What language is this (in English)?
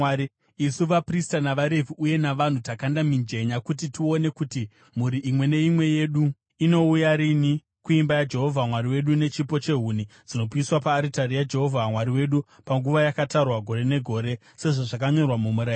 Shona